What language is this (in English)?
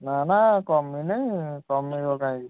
Odia